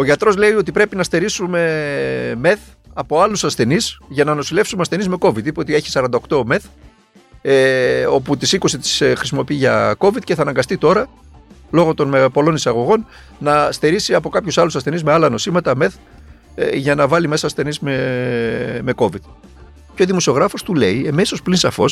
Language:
Greek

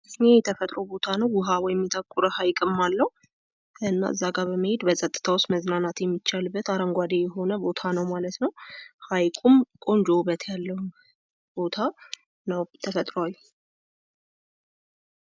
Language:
Amharic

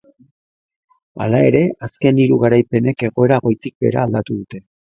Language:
Basque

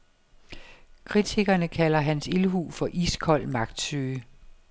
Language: Danish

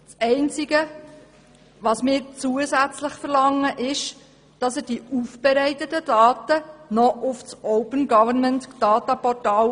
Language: Swiss German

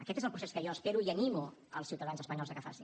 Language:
Catalan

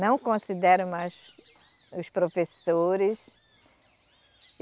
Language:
Portuguese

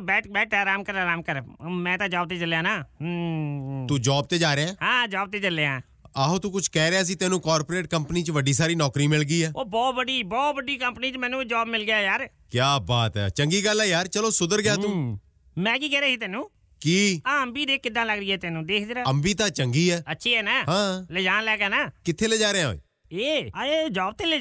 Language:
Punjabi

